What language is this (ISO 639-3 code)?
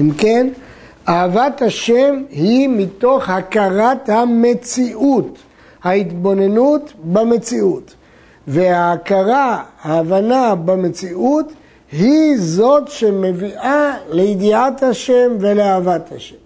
heb